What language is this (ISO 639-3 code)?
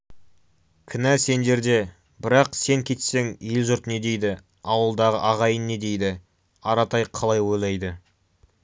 kaz